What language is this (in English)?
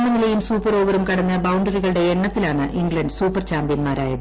Malayalam